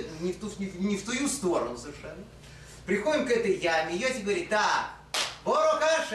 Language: Russian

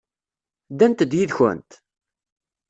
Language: Kabyle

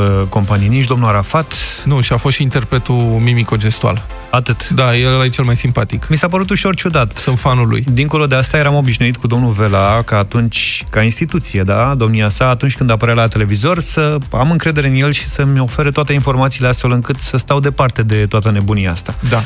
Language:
Romanian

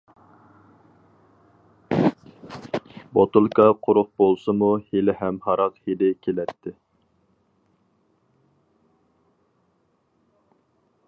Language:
Uyghur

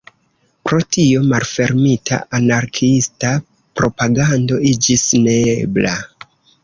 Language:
Esperanto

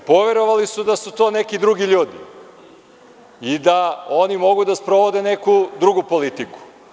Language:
Serbian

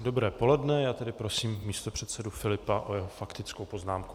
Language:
Czech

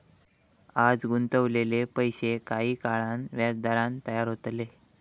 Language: Marathi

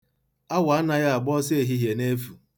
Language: Igbo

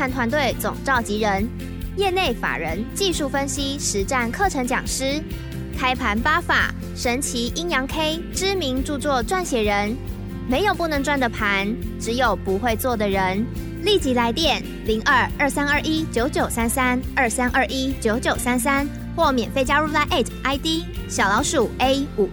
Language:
Chinese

